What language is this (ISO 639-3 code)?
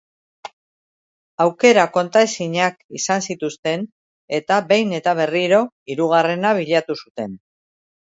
eus